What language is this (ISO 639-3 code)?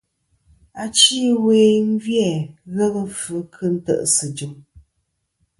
bkm